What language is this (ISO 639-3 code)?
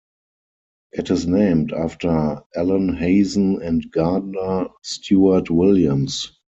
eng